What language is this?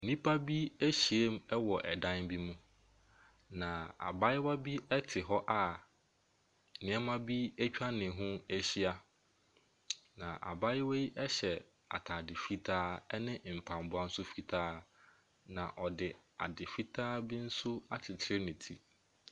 Akan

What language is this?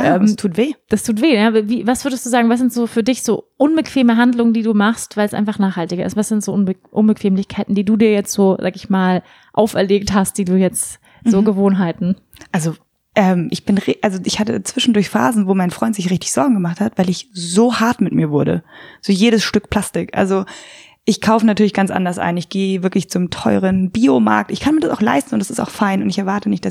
German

